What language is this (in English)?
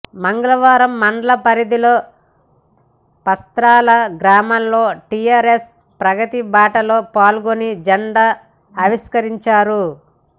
Telugu